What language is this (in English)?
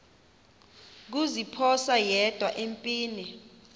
Xhosa